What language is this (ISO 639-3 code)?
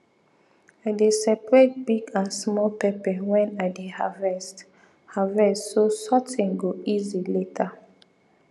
pcm